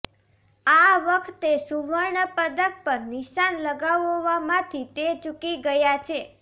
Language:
Gujarati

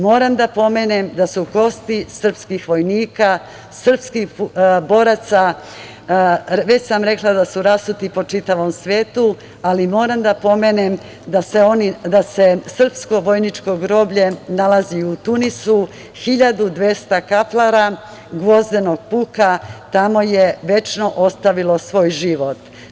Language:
Serbian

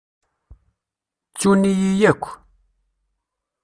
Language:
Kabyle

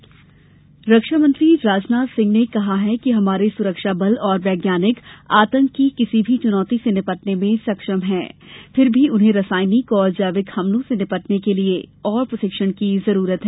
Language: Hindi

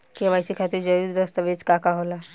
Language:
Bhojpuri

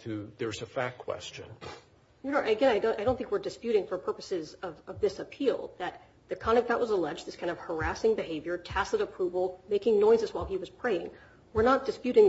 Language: English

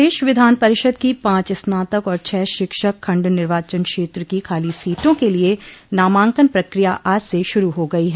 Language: Hindi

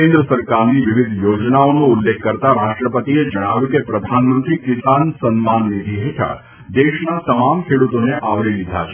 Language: Gujarati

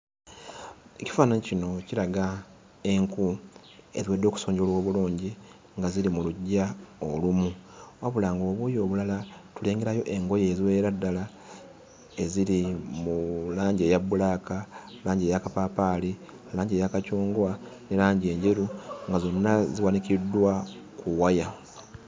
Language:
Ganda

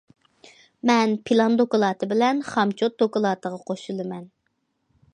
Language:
Uyghur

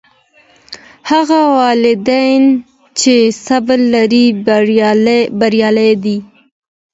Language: Pashto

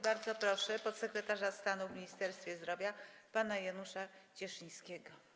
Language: Polish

